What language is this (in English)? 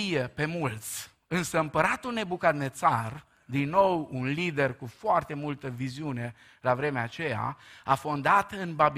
Romanian